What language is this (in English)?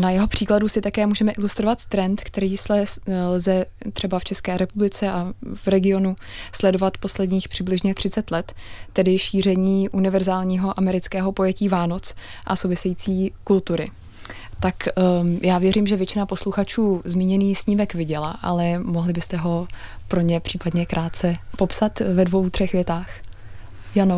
Czech